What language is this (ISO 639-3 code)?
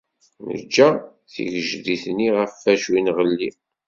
kab